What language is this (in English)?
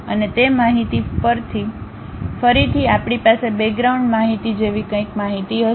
Gujarati